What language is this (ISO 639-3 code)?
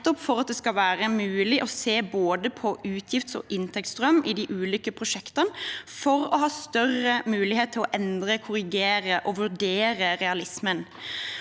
nor